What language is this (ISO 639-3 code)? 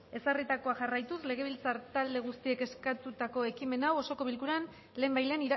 eus